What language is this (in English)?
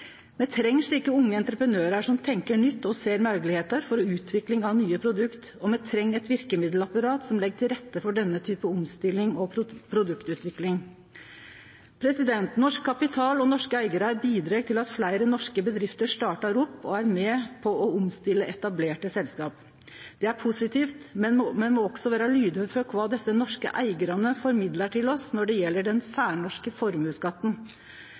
Norwegian Nynorsk